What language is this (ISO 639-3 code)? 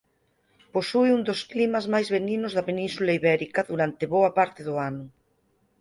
glg